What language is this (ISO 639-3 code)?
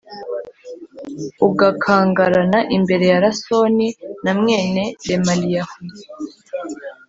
kin